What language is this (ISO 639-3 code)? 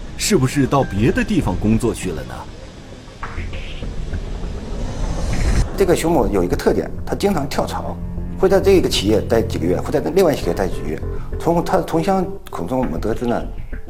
zho